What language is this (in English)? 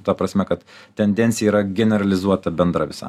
Lithuanian